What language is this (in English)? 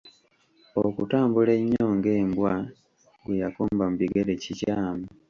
Ganda